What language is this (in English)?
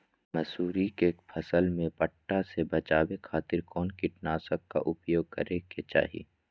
Magahi